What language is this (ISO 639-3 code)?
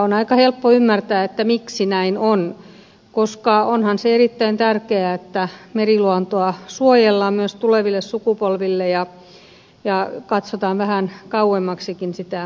fin